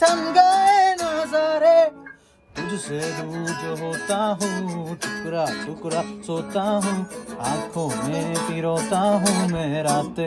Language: Bangla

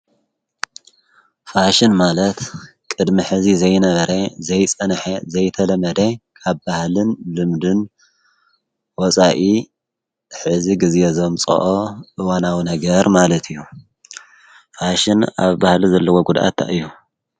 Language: Tigrinya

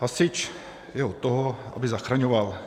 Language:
Czech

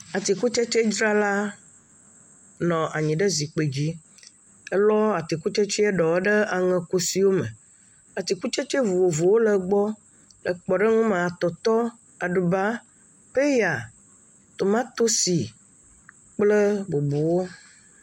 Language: Ewe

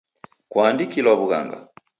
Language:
Taita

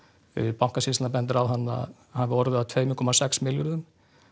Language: Icelandic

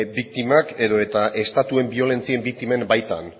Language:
Basque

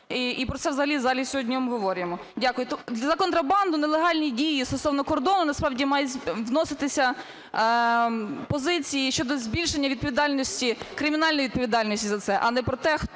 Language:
Ukrainian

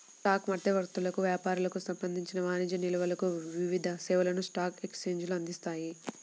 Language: Telugu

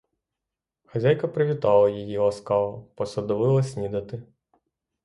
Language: Ukrainian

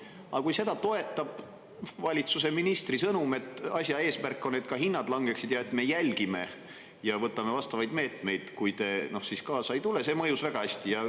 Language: Estonian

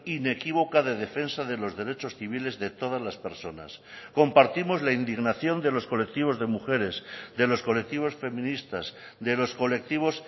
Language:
Spanish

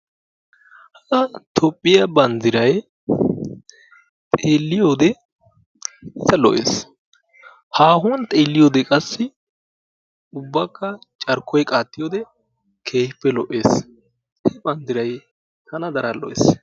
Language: Wolaytta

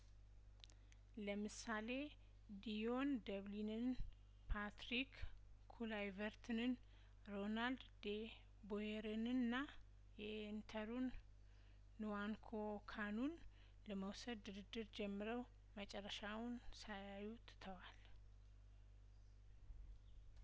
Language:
Amharic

